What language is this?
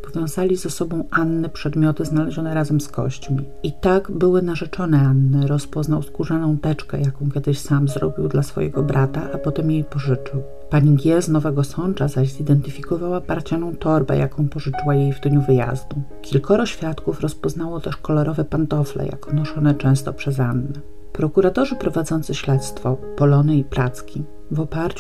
Polish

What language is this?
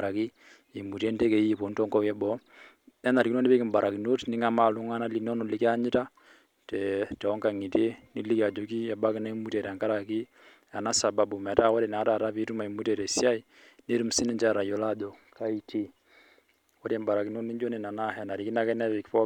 Masai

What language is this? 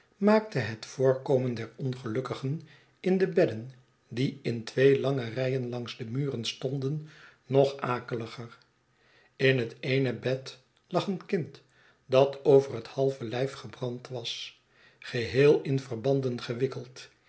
Dutch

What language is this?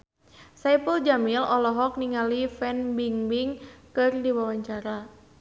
Sundanese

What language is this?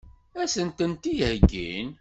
Kabyle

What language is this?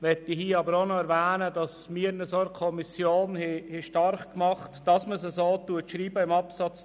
Swiss German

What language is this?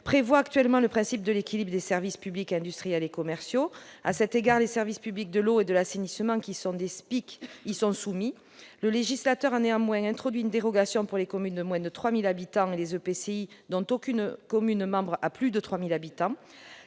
French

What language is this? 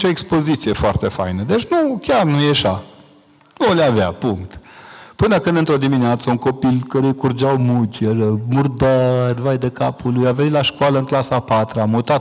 Romanian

